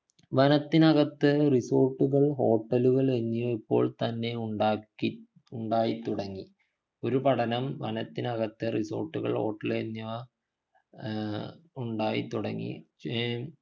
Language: Malayalam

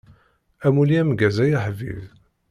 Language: Kabyle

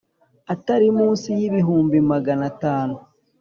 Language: Kinyarwanda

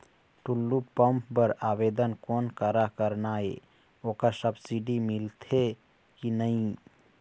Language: Chhattisgarhi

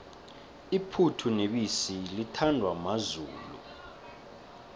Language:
South Ndebele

